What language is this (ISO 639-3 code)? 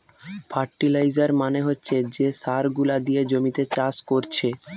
ben